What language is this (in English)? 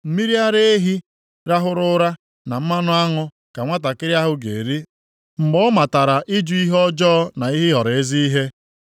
Igbo